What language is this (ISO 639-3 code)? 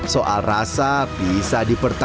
ind